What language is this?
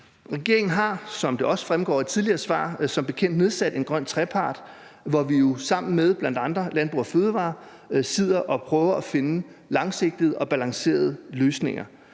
Danish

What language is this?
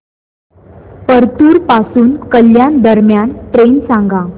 Marathi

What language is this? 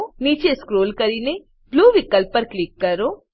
Gujarati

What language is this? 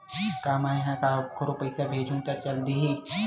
Chhattisgarhi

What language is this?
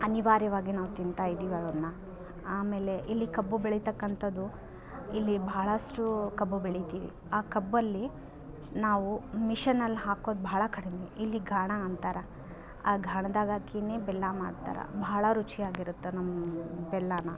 Kannada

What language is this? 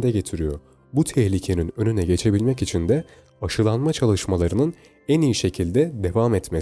Turkish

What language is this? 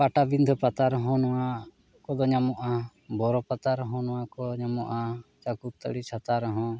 Santali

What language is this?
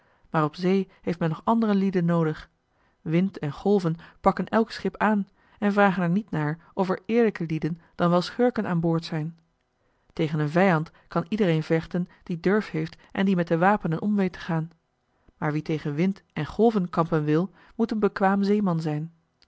Dutch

